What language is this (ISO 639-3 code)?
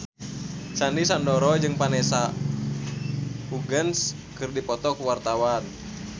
sun